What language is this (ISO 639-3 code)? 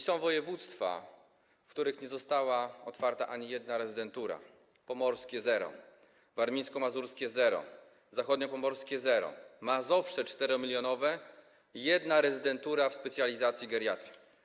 pol